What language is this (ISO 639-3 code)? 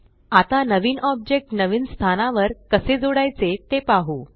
mar